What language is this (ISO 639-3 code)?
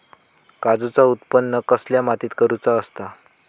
mar